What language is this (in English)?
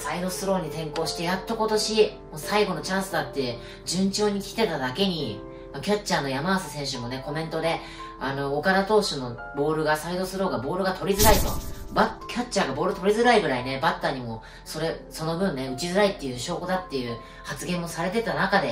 Japanese